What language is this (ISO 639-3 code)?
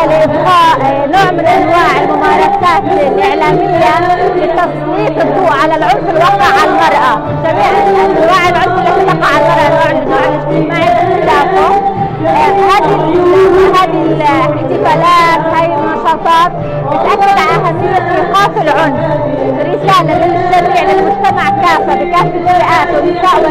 ara